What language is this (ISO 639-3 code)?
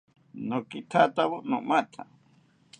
cpy